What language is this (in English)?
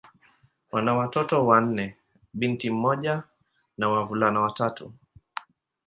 Swahili